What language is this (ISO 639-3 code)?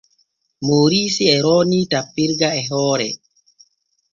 fue